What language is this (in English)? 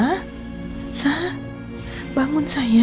Indonesian